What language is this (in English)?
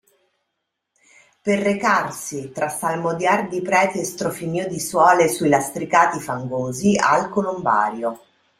Italian